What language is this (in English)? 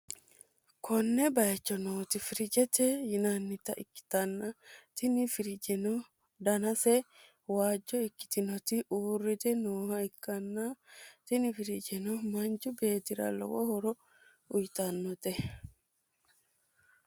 Sidamo